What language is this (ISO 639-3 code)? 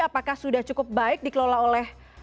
ind